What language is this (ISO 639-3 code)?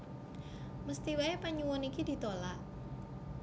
jav